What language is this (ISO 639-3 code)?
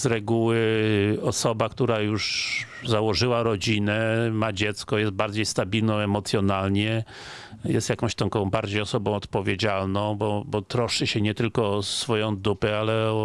pol